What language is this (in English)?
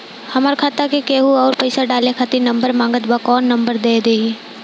Bhojpuri